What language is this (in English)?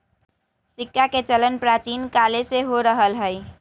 Magahi